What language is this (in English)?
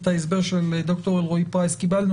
Hebrew